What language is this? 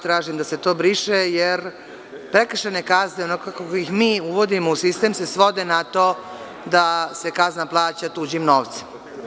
Serbian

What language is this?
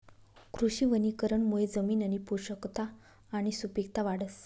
Marathi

